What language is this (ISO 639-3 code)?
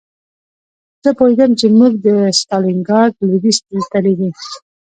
pus